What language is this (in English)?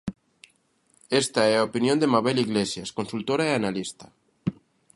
Galician